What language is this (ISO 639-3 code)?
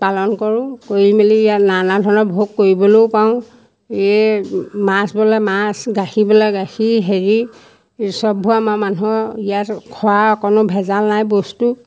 asm